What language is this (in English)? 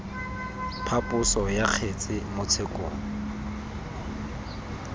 Tswana